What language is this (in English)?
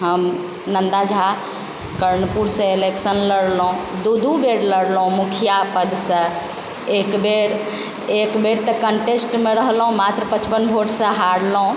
Maithili